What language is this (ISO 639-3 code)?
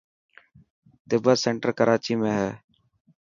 mki